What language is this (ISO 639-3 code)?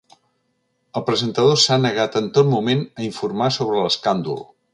cat